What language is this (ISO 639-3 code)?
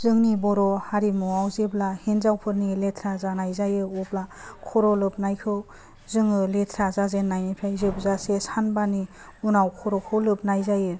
brx